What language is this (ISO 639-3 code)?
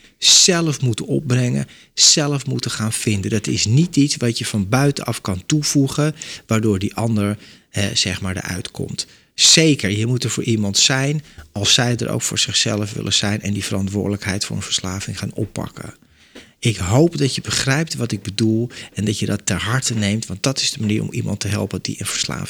nld